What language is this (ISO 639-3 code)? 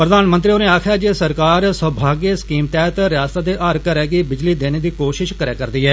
doi